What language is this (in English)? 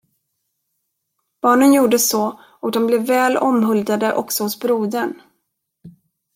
Swedish